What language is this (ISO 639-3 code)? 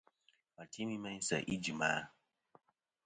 bkm